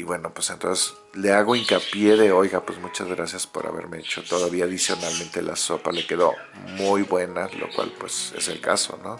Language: Spanish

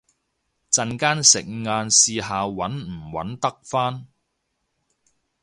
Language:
Cantonese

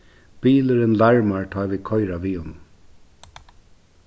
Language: Faroese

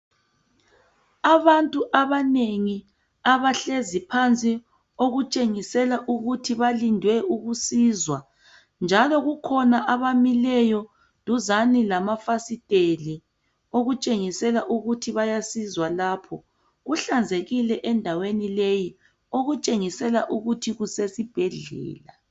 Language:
North Ndebele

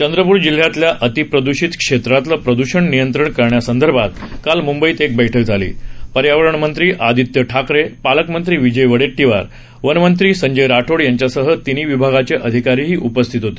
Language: Marathi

